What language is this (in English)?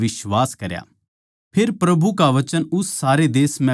Haryanvi